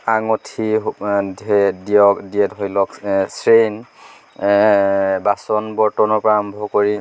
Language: Assamese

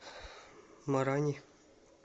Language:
Russian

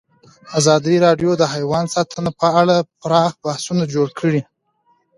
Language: Pashto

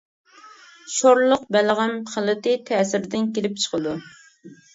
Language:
Uyghur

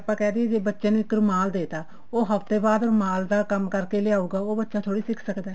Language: Punjabi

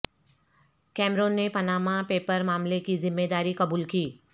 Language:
Urdu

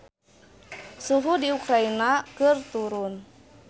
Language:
Sundanese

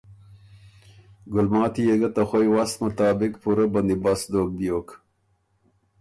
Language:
Ormuri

